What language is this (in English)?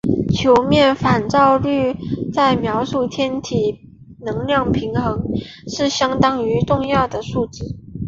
Chinese